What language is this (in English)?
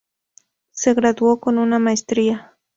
Spanish